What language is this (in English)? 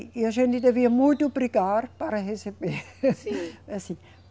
Portuguese